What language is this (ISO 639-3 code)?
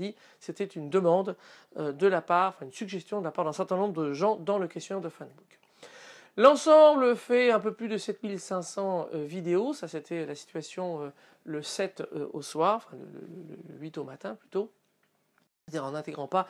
fra